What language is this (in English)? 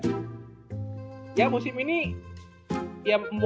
Indonesian